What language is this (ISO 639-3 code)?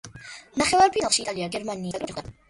kat